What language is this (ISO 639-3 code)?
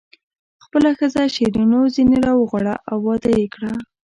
pus